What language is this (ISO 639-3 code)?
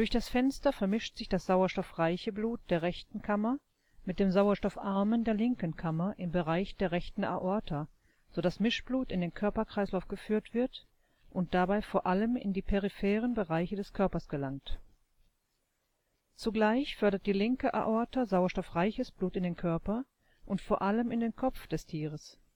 deu